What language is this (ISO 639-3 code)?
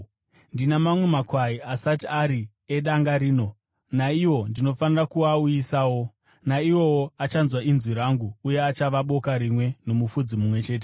sna